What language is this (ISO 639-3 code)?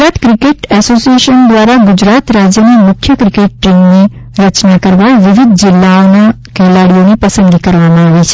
guj